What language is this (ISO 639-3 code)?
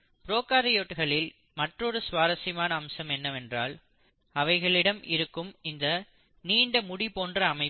tam